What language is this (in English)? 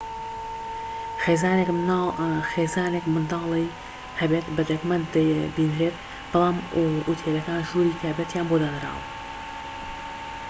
Central Kurdish